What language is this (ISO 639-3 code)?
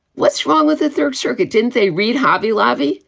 eng